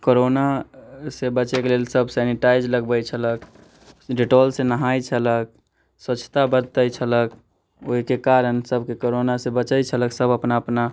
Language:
Maithili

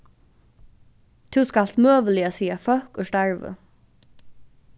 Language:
Faroese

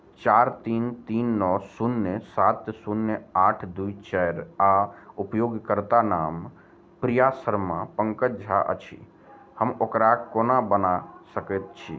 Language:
Maithili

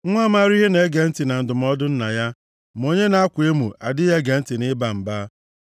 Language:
Igbo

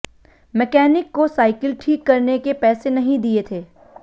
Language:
Hindi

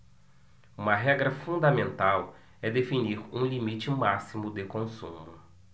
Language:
Portuguese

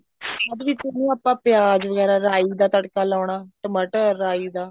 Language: Punjabi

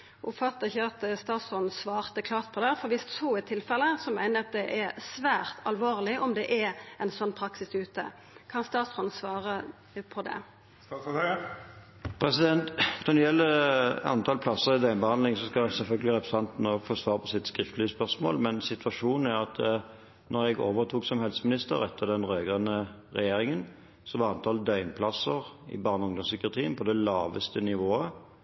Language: Norwegian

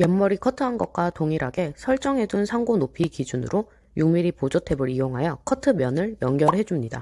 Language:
Korean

